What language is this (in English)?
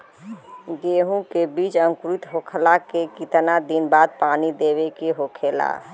Bhojpuri